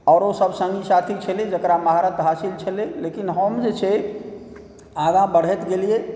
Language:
Maithili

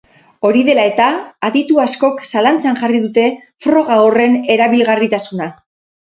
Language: Basque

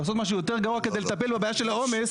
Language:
Hebrew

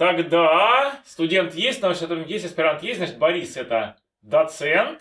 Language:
Russian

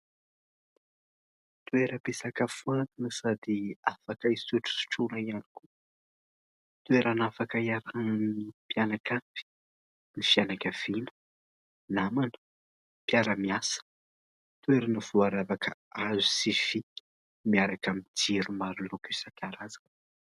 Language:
Malagasy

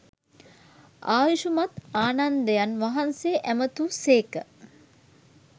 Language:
Sinhala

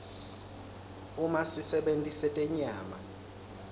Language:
Swati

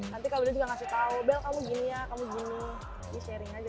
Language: Indonesian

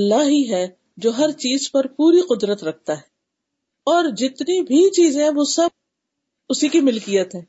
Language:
Urdu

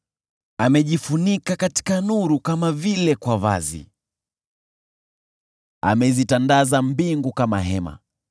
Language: Swahili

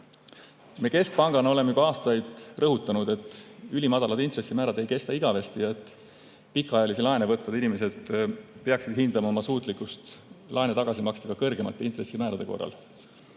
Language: Estonian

